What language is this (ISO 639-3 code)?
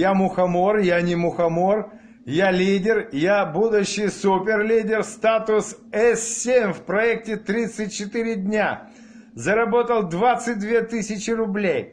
rus